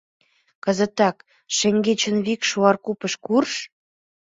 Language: Mari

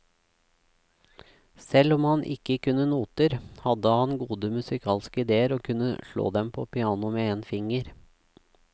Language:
Norwegian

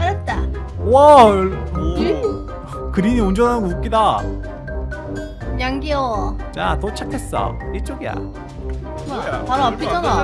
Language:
Korean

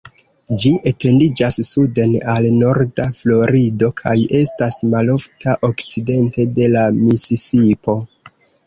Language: Esperanto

